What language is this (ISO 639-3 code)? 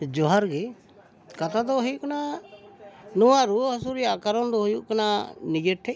sat